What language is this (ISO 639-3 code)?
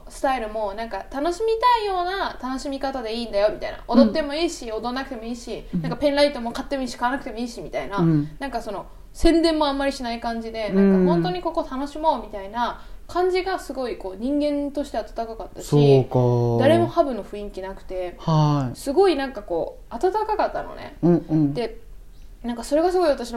jpn